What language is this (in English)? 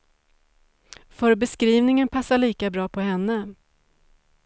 Swedish